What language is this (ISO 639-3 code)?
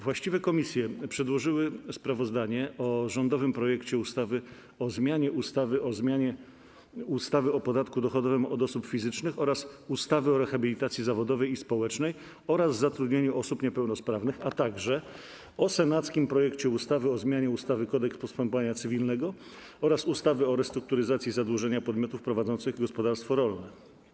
pol